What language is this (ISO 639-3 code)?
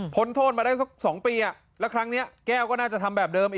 tha